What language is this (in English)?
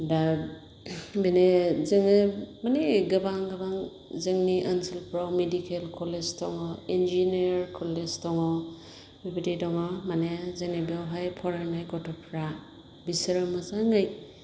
Bodo